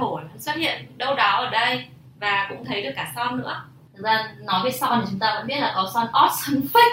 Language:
Vietnamese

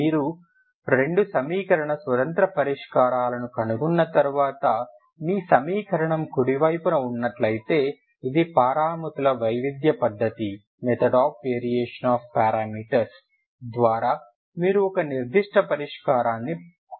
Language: Telugu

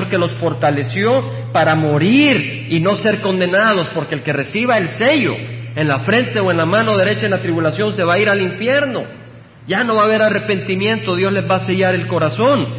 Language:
Spanish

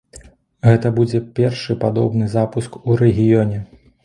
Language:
Belarusian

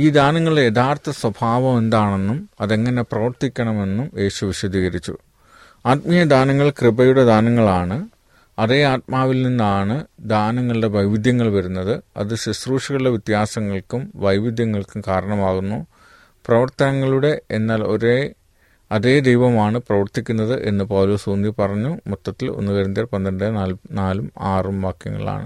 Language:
Malayalam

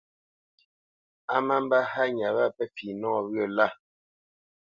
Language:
Bamenyam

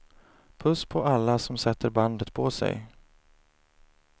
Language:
Swedish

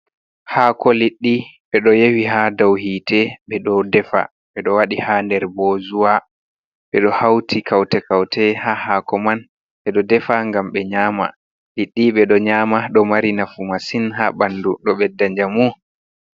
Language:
Fula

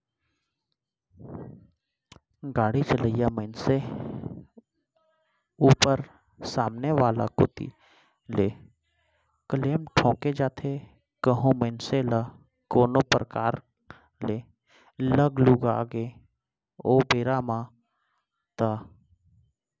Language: Chhattisgarhi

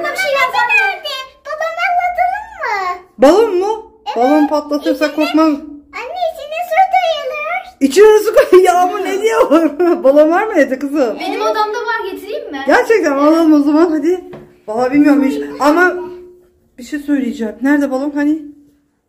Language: Turkish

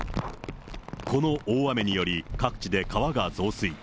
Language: Japanese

